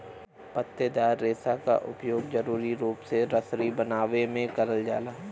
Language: Bhojpuri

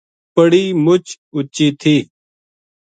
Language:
Gujari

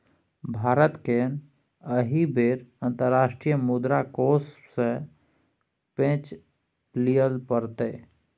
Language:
Maithili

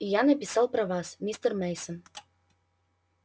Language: Russian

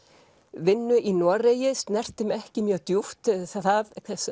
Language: Icelandic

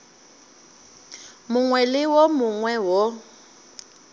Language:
Northern Sotho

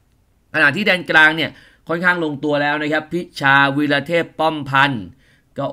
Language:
Thai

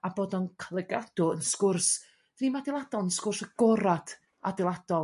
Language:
Welsh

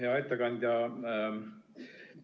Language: Estonian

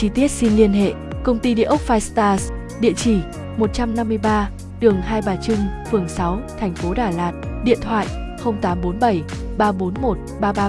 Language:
Vietnamese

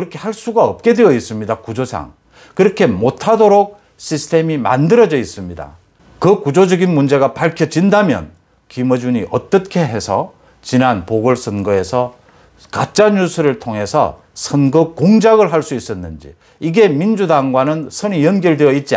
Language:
Korean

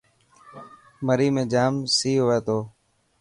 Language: Dhatki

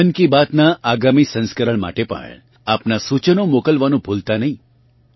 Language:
Gujarati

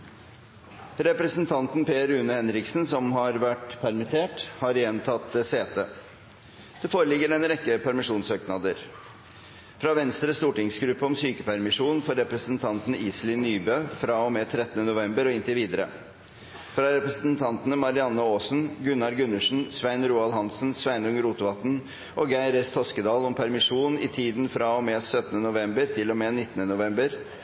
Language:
Norwegian Bokmål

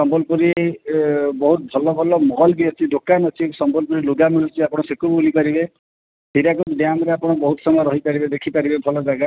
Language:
Odia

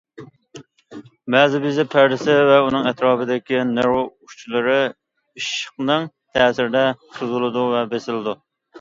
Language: Uyghur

